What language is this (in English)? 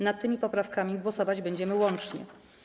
Polish